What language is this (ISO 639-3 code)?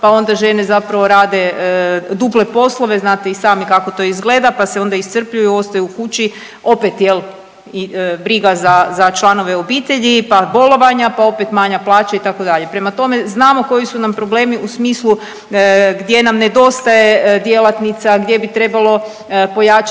hrv